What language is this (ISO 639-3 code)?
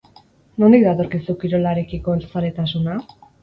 eus